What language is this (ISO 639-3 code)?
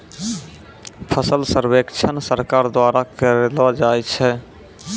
mai